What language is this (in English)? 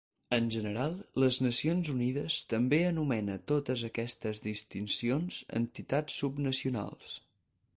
Catalan